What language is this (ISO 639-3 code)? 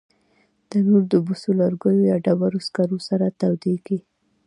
pus